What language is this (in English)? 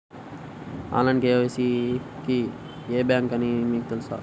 Telugu